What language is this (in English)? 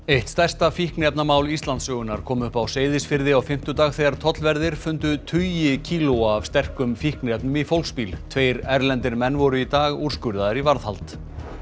Icelandic